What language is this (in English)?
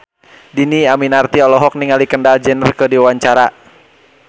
Sundanese